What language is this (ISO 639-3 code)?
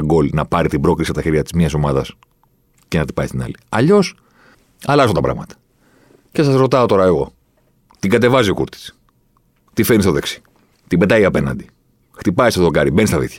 ell